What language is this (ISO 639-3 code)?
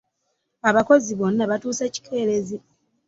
lug